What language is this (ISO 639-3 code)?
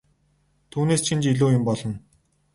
mon